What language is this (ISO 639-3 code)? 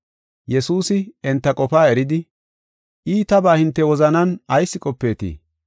gof